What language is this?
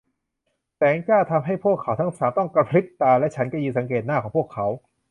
Thai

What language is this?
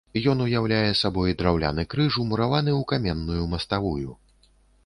Belarusian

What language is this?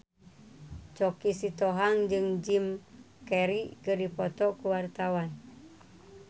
Sundanese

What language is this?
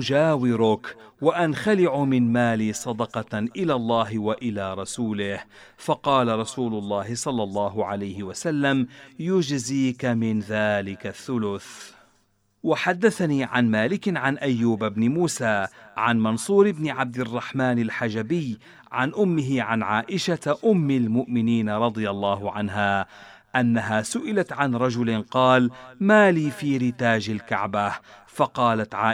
Arabic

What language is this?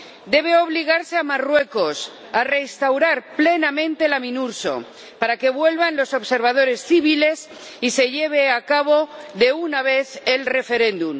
Spanish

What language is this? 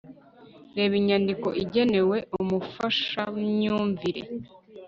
Kinyarwanda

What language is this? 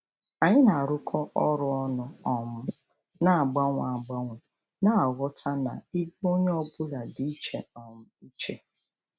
Igbo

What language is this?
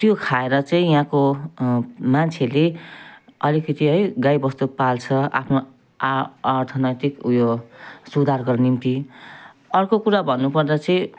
Nepali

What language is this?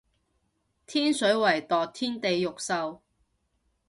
Cantonese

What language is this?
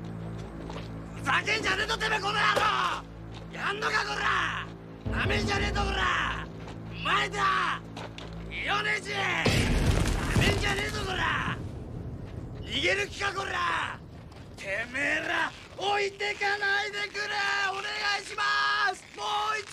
Japanese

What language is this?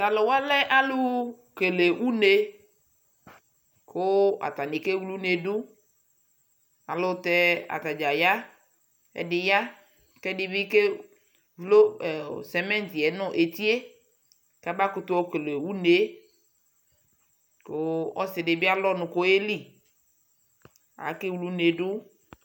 Ikposo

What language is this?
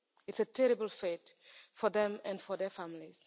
English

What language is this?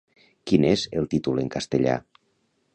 Catalan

